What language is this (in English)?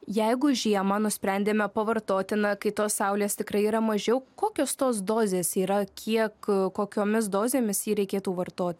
Lithuanian